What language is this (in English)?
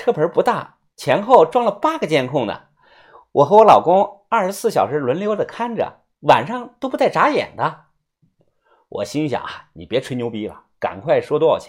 Chinese